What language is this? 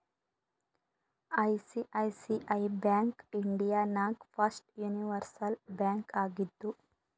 Kannada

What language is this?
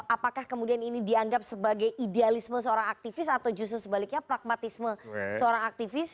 Indonesian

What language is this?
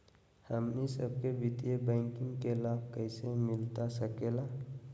Magahi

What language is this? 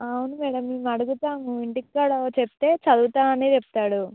Telugu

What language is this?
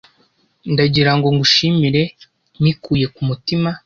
Kinyarwanda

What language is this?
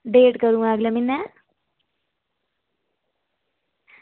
Dogri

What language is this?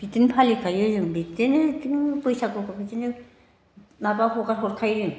Bodo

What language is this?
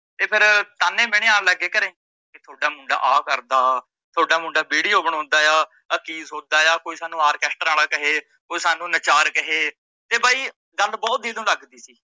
Punjabi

